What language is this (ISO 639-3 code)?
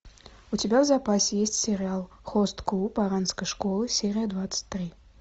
rus